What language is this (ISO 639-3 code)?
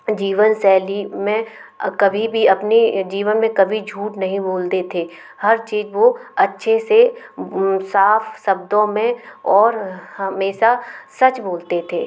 hin